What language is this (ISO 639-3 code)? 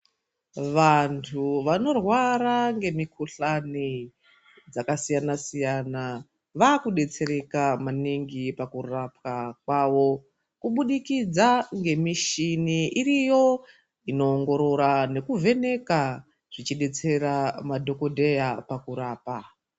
ndc